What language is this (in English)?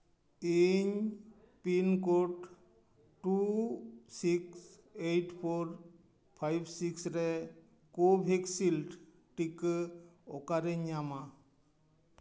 Santali